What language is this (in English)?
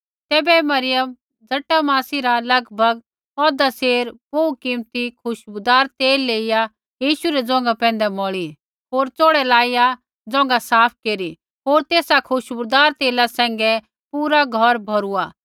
Kullu Pahari